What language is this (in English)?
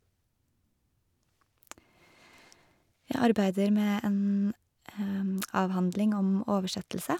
Norwegian